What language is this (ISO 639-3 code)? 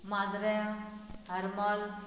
kok